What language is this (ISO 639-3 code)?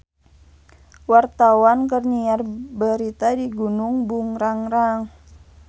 sun